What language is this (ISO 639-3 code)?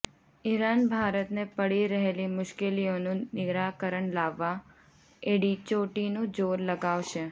guj